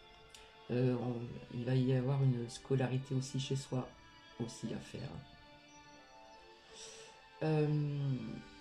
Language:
French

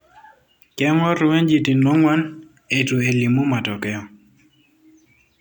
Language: Masai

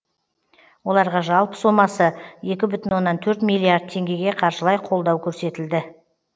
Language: Kazakh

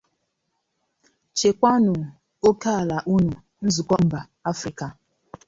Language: Igbo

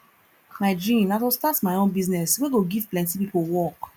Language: Nigerian Pidgin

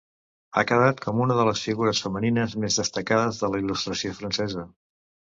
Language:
Catalan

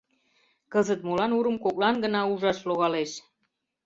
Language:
Mari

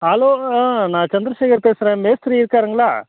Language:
Tamil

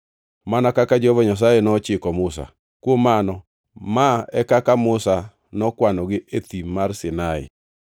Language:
Luo (Kenya and Tanzania)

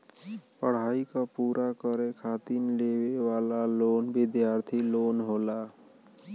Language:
Bhojpuri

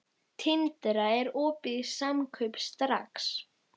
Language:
Icelandic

